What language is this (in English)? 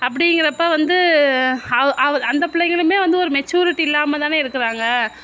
Tamil